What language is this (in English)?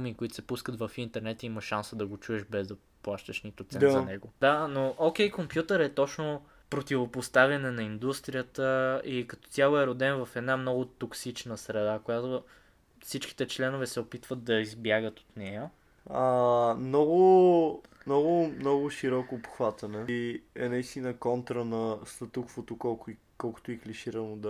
Bulgarian